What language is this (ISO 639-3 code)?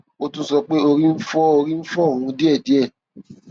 yor